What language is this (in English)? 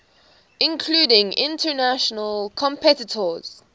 English